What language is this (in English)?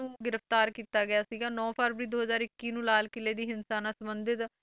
Punjabi